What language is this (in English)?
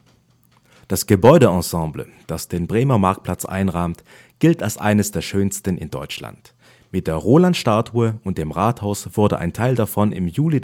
German